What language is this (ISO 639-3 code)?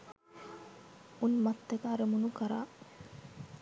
sin